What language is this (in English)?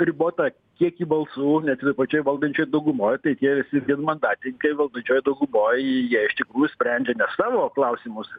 Lithuanian